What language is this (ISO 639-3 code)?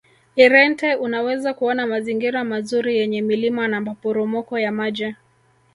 swa